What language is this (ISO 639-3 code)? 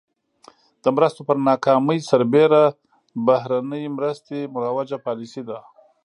pus